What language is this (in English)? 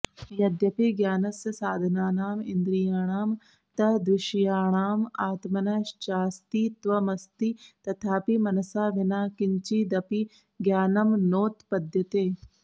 Sanskrit